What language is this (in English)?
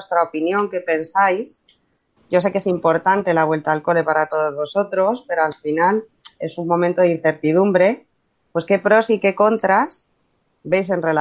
Spanish